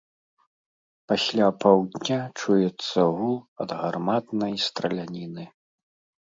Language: Belarusian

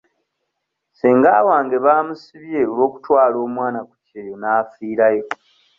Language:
Ganda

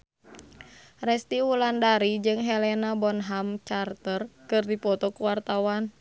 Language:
Sundanese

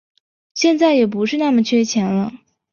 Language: Chinese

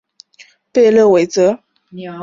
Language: Chinese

